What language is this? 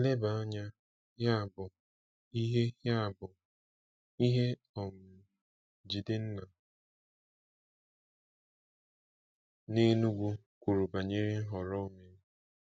Igbo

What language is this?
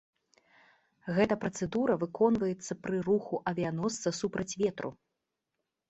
Belarusian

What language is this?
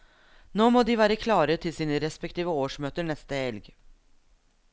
Norwegian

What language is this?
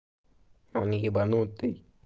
Russian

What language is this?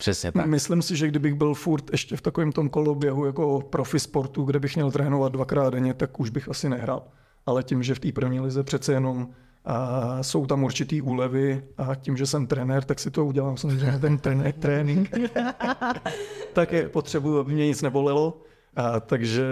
Czech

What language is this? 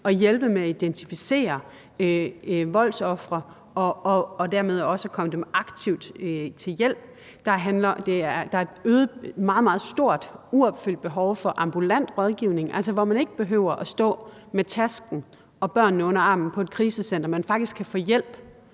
Danish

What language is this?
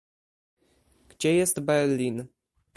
Polish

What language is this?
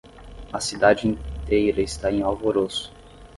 Portuguese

